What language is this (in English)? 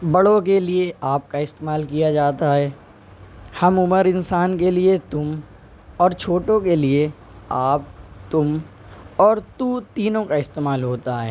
Urdu